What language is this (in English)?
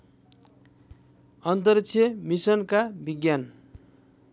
Nepali